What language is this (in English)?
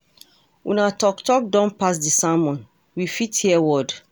Nigerian Pidgin